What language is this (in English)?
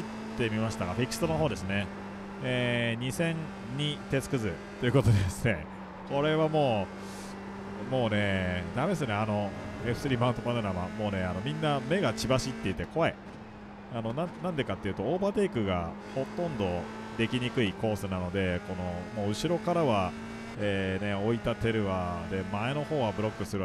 Japanese